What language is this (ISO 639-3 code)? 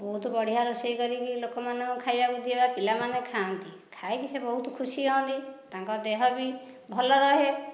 ori